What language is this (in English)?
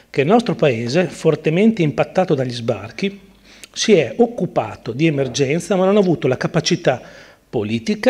Italian